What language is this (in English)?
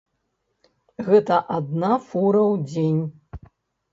Belarusian